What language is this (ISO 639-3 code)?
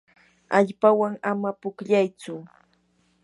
qur